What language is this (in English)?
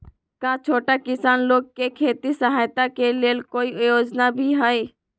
Magahi